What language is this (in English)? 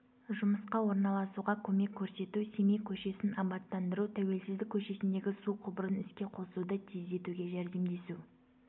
Kazakh